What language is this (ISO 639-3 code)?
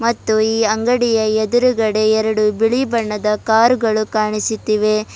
kan